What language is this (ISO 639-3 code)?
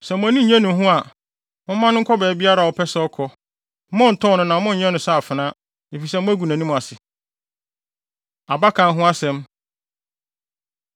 aka